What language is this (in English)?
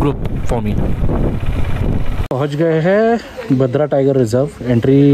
Hindi